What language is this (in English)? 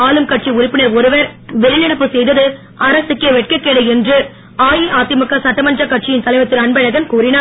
Tamil